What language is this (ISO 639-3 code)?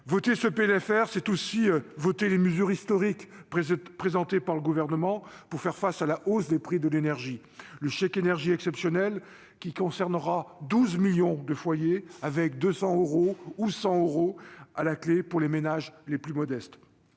fra